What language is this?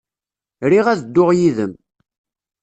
Kabyle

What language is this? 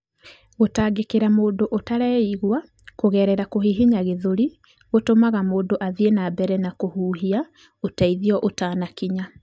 Kikuyu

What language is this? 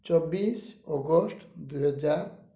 Odia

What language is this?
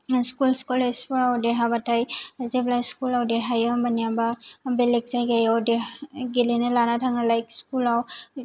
Bodo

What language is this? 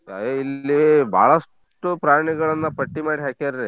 Kannada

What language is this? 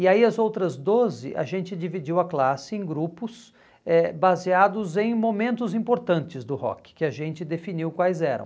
Portuguese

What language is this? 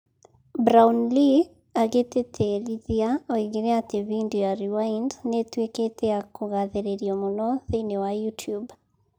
Kikuyu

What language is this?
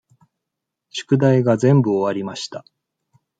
Japanese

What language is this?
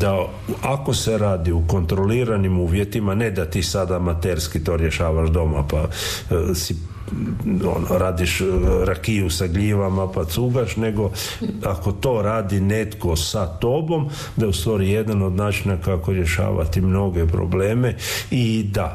Croatian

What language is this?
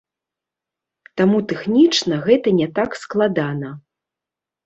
Belarusian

